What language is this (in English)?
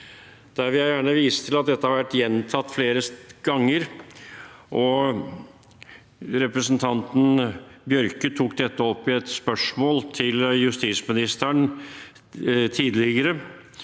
Norwegian